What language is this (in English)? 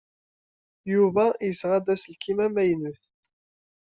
Kabyle